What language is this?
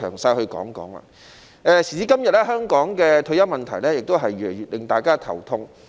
Cantonese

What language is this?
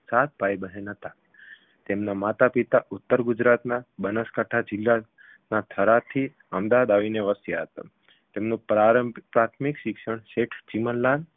Gujarati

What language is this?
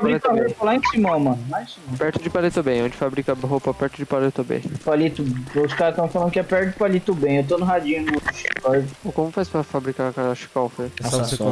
Portuguese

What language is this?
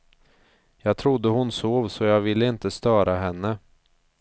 Swedish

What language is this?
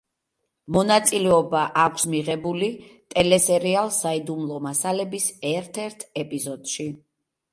Georgian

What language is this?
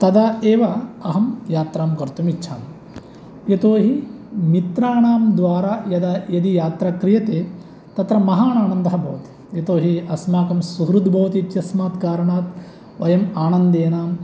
Sanskrit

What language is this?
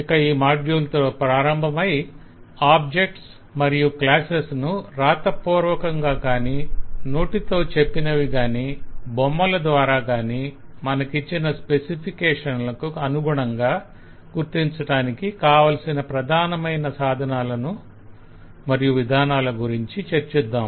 Telugu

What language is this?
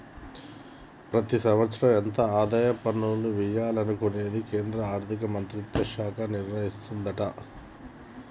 Telugu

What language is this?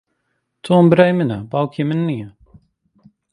Central Kurdish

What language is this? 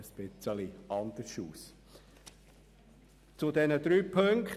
Swiss German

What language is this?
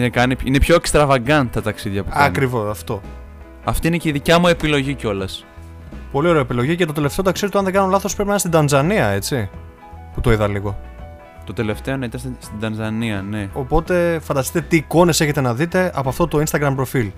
Greek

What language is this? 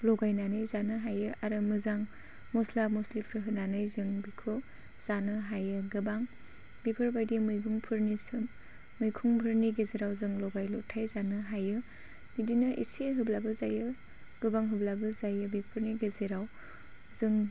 Bodo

